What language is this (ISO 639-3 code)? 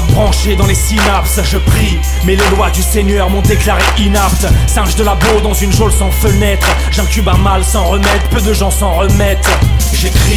fra